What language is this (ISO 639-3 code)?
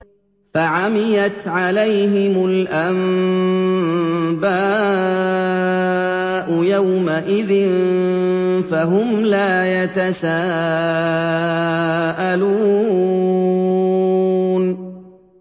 ara